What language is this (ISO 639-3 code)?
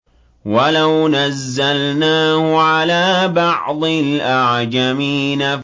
ara